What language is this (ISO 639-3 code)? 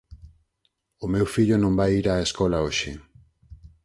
glg